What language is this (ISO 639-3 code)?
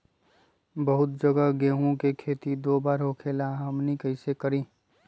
mag